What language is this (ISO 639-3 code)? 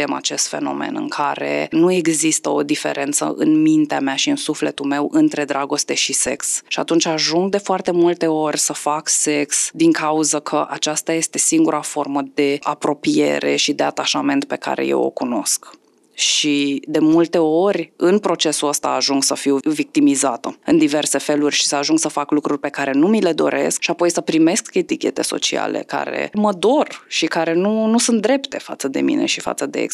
ron